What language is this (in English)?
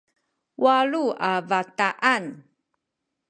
Sakizaya